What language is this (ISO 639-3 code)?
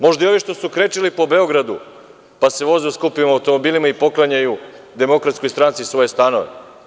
srp